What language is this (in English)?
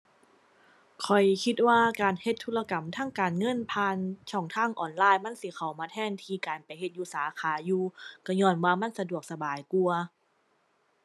Thai